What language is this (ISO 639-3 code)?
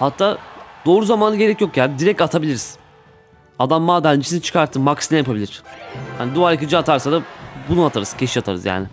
tur